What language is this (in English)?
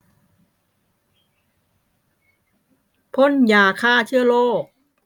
Thai